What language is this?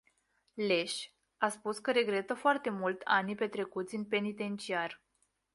Romanian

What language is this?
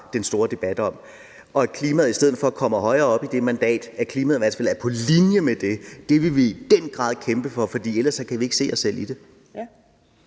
Danish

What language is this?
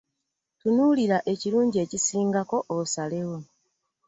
Ganda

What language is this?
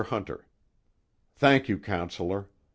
English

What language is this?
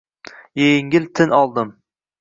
Uzbek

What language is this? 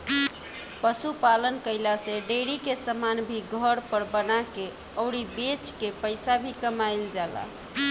Bhojpuri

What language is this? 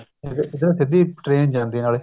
Punjabi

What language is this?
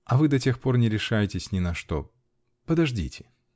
Russian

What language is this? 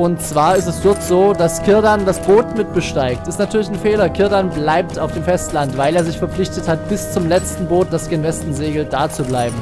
German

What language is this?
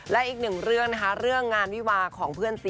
Thai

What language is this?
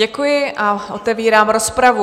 Czech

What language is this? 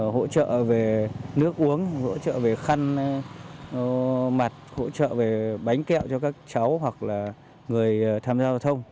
Vietnamese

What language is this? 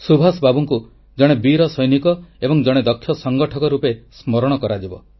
Odia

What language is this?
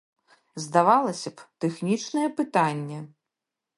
Belarusian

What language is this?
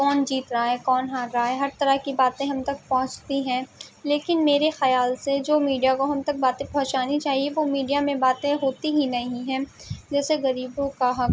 Urdu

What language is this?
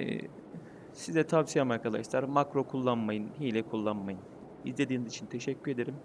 Turkish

